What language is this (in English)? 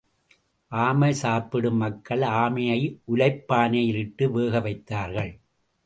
Tamil